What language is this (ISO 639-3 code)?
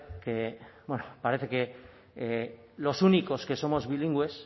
spa